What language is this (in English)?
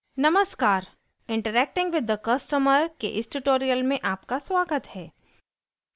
Hindi